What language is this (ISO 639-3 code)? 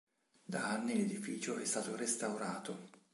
ita